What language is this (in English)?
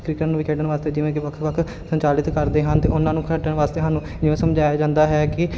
Punjabi